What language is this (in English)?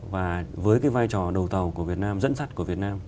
Vietnamese